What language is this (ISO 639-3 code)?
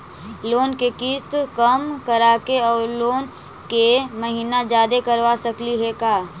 mag